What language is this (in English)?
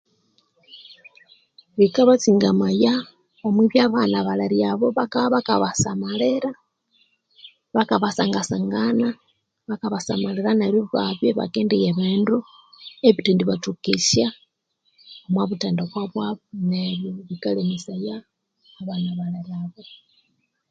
Konzo